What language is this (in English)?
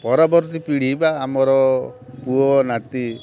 Odia